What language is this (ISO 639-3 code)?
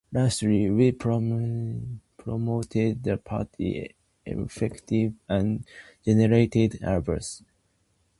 eng